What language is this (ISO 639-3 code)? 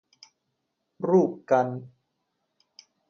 tha